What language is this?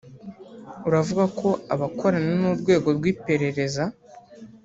Kinyarwanda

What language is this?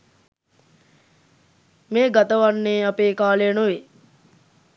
Sinhala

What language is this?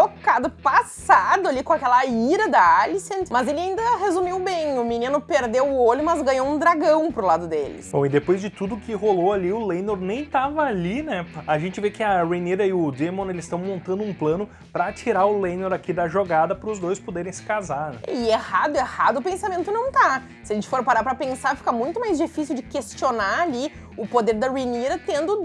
Portuguese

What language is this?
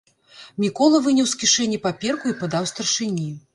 Belarusian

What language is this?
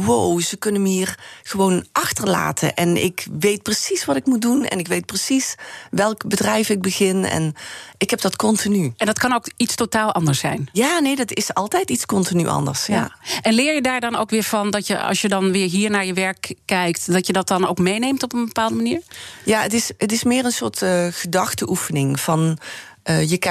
Dutch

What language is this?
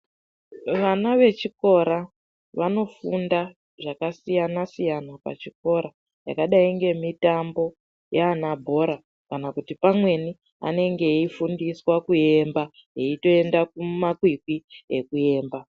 Ndau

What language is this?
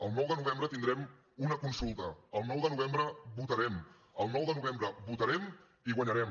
Catalan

